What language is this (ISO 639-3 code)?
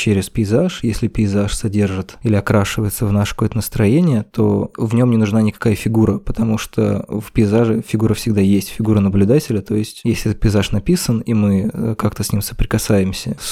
rus